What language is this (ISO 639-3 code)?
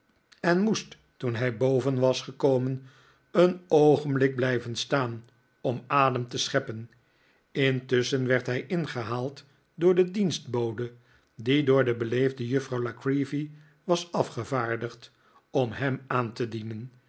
nld